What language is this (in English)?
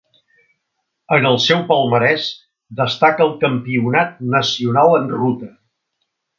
Catalan